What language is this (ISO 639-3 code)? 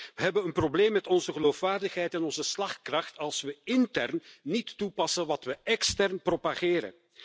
nld